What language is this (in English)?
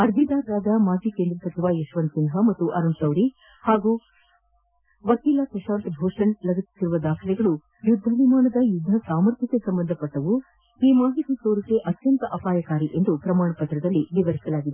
Kannada